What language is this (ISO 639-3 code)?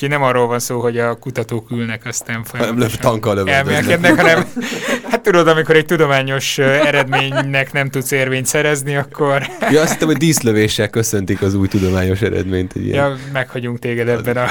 hun